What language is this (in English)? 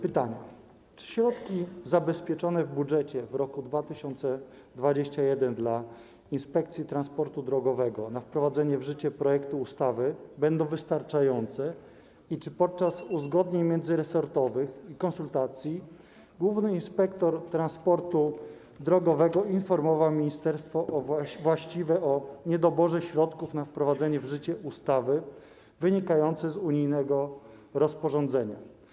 Polish